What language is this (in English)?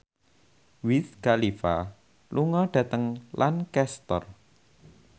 Javanese